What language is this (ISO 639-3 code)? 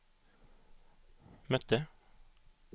swe